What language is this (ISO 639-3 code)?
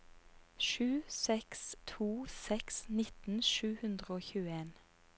nor